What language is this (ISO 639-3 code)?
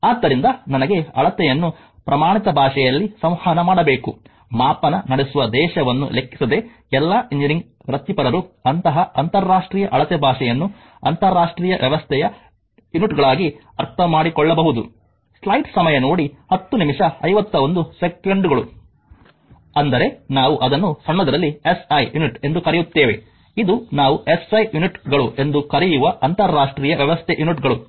kan